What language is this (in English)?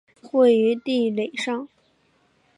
Chinese